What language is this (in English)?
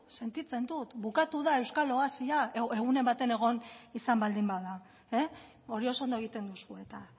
Basque